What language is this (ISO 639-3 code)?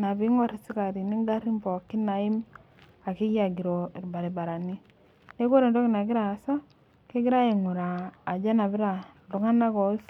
mas